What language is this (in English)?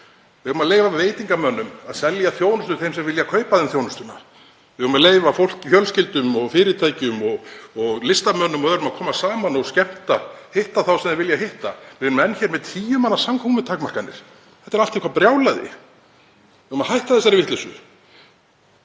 Icelandic